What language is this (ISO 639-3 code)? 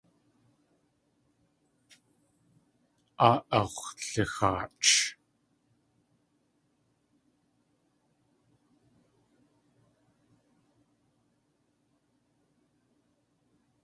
tli